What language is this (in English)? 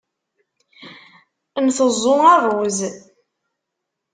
Kabyle